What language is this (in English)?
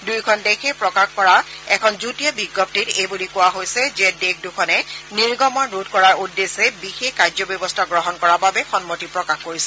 Assamese